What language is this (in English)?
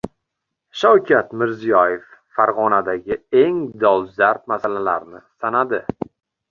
Uzbek